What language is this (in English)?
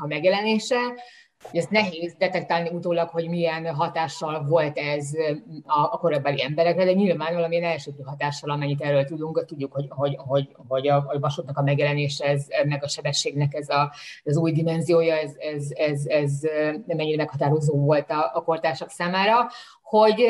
Hungarian